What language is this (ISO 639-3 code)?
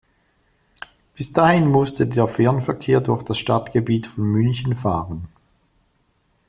deu